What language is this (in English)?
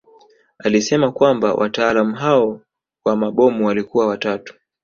Swahili